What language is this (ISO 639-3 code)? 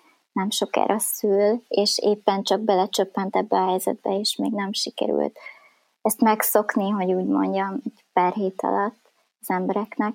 hun